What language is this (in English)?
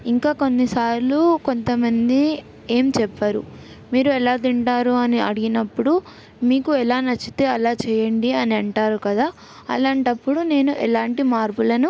Telugu